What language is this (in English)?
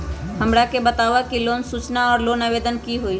Magahi